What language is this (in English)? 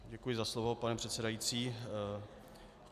Czech